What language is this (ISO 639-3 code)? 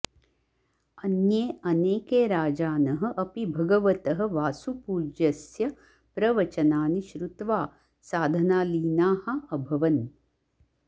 san